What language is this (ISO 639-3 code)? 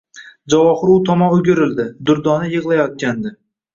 uzb